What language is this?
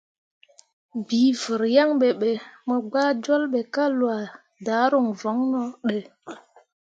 Mundang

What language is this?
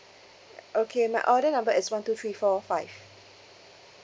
English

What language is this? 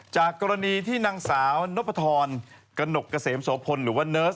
Thai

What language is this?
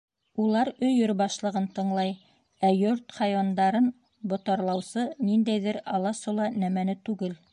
Bashkir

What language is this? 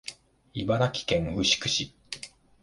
Japanese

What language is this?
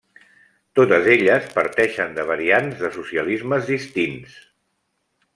Catalan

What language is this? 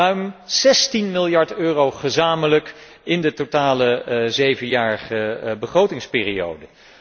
Dutch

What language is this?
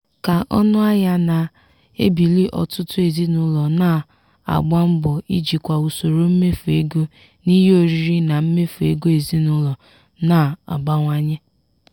Igbo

